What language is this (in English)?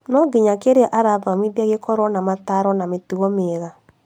Kikuyu